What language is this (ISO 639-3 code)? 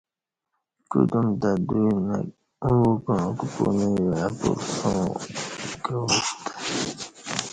bsh